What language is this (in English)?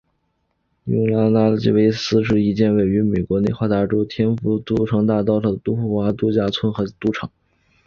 Chinese